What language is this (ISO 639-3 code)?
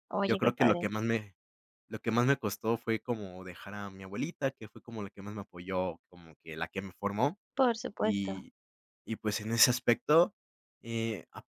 spa